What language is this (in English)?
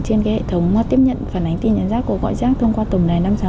Vietnamese